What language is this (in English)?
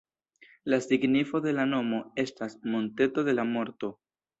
Esperanto